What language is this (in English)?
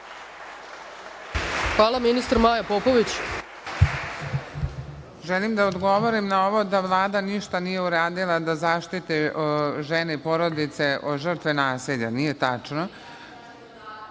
Serbian